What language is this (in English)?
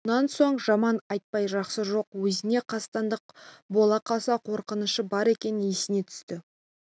Kazakh